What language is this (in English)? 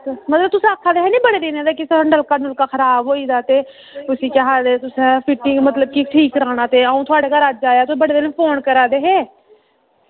Dogri